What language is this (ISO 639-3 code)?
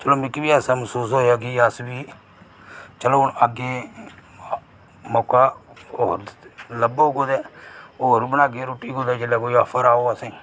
doi